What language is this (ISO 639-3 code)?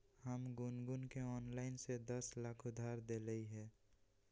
mag